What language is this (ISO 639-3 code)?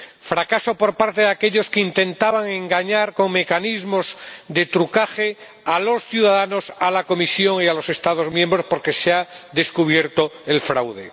spa